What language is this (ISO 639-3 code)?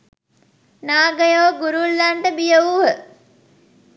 sin